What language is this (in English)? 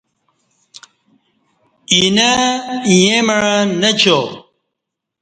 Kati